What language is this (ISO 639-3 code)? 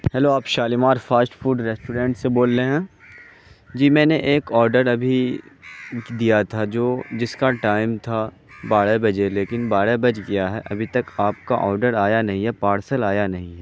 urd